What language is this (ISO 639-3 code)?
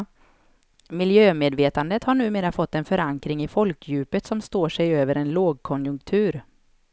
swe